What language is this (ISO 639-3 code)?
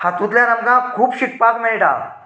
kok